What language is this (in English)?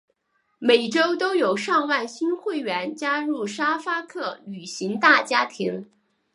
Chinese